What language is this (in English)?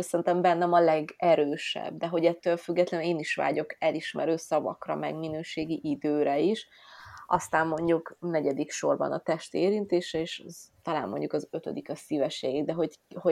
Hungarian